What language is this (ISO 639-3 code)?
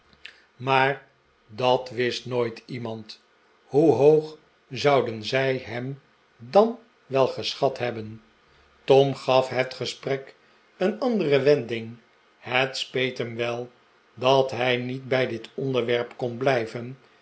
nld